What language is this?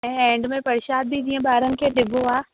Sindhi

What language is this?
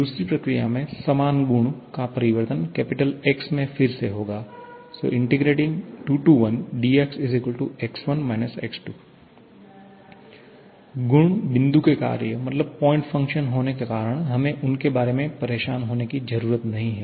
Hindi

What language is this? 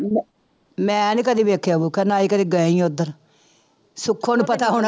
Punjabi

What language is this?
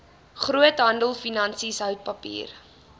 Afrikaans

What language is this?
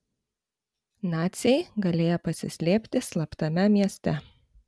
Lithuanian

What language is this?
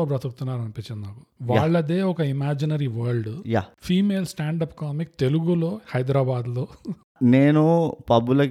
Telugu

